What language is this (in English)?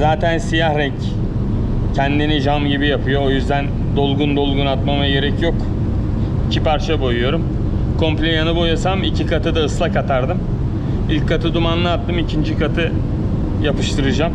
Turkish